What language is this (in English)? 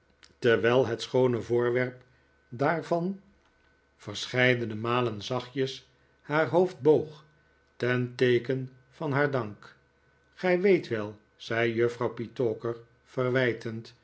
Dutch